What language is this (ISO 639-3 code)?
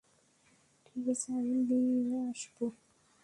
ben